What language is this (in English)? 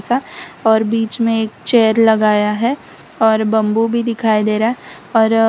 Hindi